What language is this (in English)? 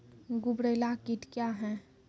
Maithili